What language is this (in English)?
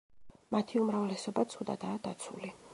Georgian